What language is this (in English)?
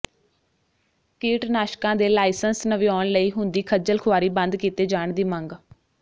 Punjabi